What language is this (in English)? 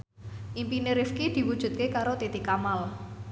Javanese